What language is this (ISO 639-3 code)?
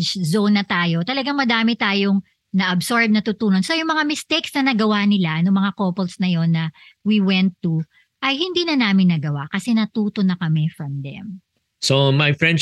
fil